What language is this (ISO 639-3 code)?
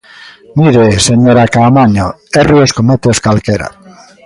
glg